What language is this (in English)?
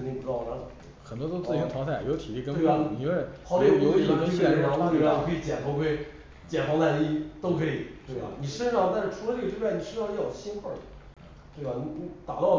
Chinese